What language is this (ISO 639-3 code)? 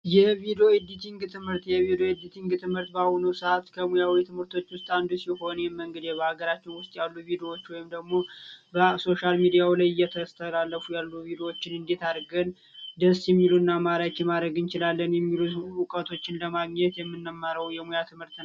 amh